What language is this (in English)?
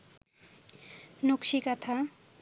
Bangla